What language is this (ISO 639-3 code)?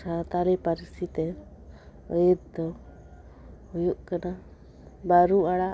sat